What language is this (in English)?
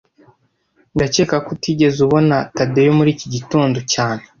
Kinyarwanda